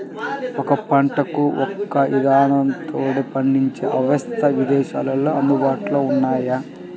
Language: Telugu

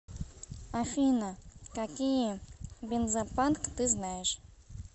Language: Russian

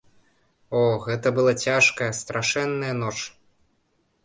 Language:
Belarusian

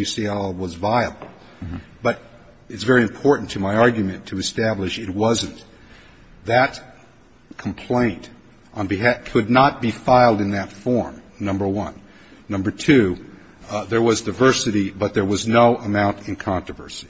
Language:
English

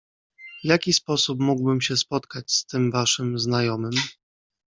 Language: Polish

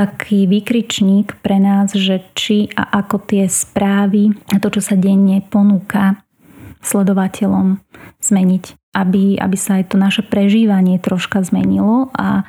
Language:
Slovak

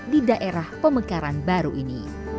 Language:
Indonesian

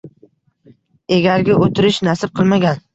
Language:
Uzbek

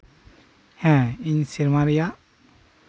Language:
Santali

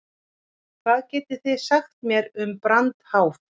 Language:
Icelandic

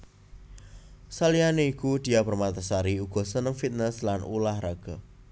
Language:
Javanese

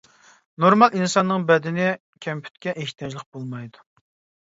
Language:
Uyghur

